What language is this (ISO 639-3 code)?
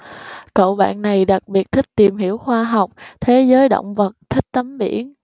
vie